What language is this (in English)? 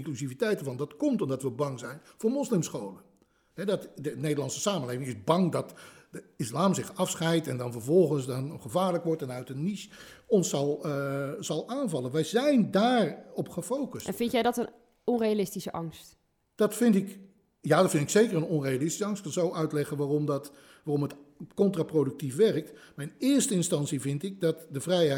Dutch